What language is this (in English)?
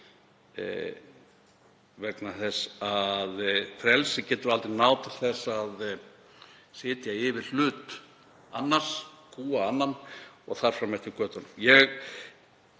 Icelandic